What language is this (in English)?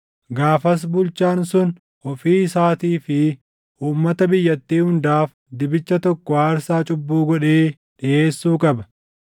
Oromo